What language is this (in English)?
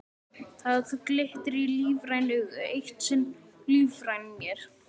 Icelandic